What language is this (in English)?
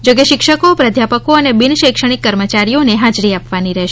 Gujarati